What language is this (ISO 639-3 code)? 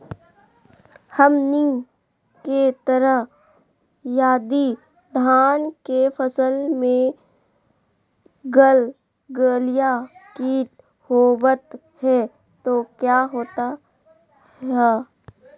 mag